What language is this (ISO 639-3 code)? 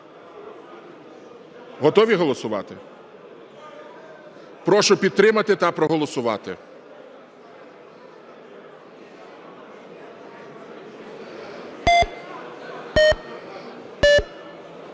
ukr